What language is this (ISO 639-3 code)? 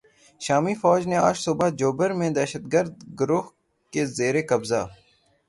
urd